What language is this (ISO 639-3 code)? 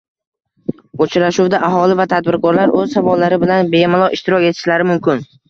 uzb